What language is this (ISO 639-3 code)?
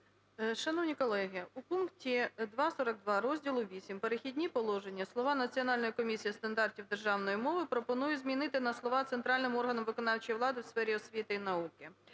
ukr